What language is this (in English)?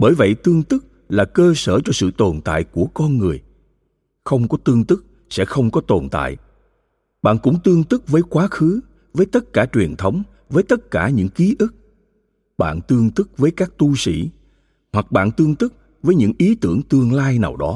Vietnamese